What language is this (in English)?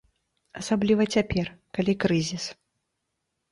Belarusian